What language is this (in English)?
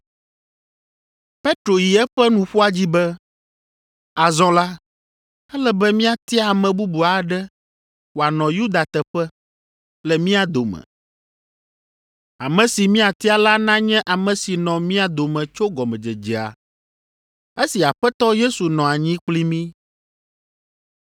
Ewe